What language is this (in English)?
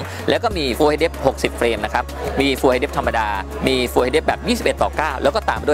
Thai